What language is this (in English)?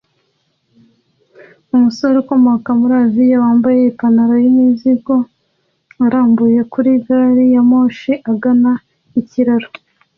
Kinyarwanda